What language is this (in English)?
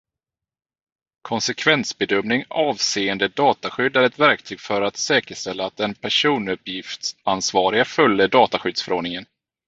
Swedish